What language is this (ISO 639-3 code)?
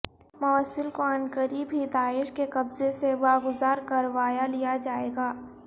urd